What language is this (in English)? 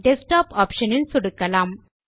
Tamil